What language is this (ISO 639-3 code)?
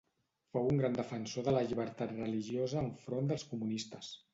cat